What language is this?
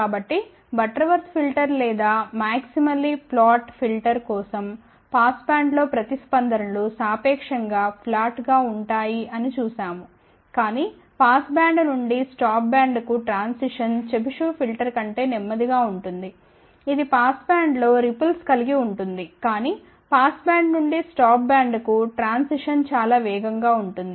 Telugu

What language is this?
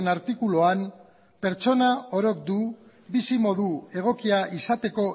Basque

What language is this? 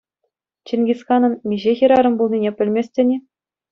Chuvash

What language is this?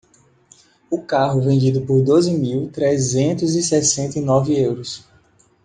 Portuguese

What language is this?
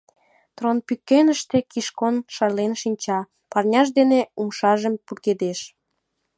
Mari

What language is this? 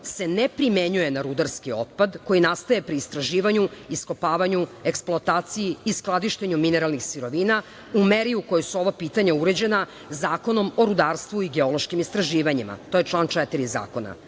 Serbian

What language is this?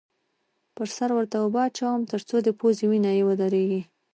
Pashto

